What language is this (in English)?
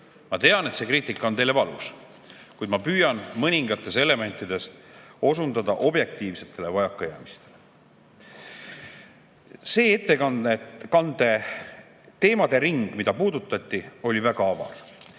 Estonian